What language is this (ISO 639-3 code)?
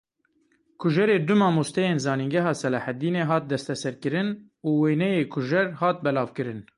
kur